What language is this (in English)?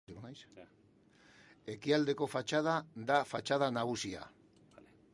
Basque